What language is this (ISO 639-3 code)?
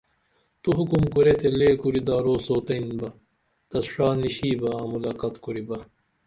dml